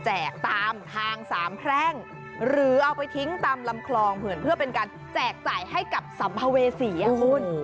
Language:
Thai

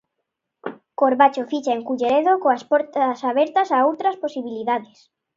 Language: Galician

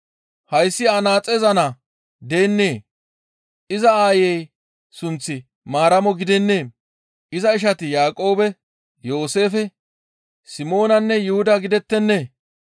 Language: Gamo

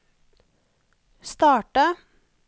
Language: Norwegian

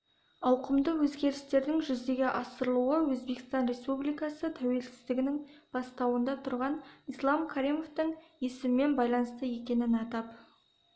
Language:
Kazakh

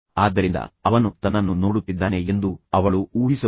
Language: Kannada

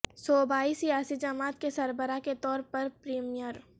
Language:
Urdu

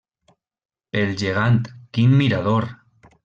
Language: Catalan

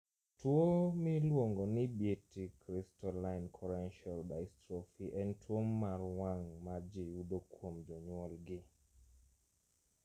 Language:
Luo (Kenya and Tanzania)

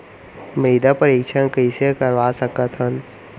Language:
Chhattisgarhi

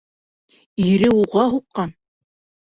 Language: Bashkir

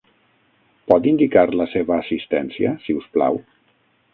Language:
Catalan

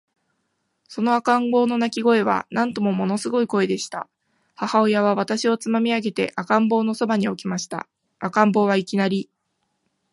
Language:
Japanese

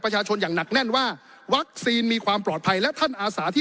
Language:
Thai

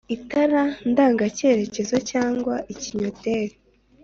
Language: Kinyarwanda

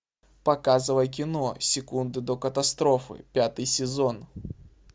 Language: Russian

